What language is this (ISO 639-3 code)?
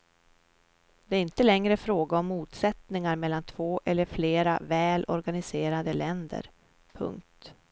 swe